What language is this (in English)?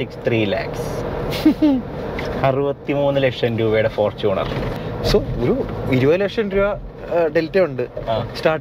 Malayalam